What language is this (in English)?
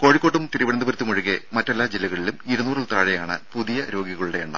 Malayalam